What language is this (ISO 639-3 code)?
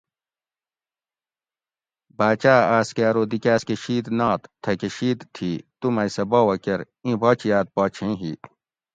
gwc